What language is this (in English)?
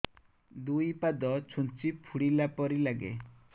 Odia